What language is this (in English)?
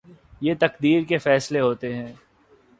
Urdu